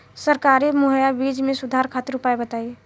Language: Bhojpuri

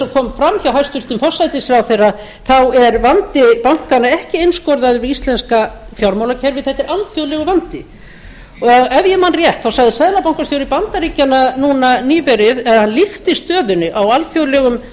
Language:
Icelandic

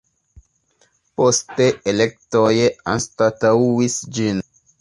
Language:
Esperanto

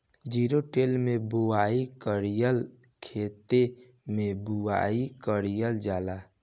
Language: Bhojpuri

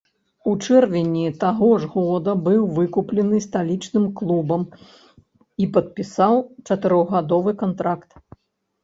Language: Belarusian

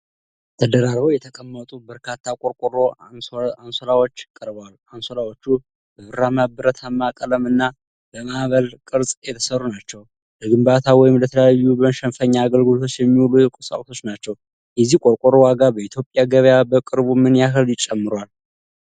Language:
Amharic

